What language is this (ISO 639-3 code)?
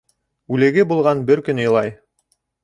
bak